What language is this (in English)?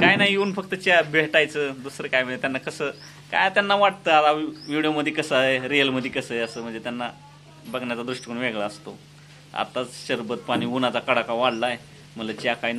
Romanian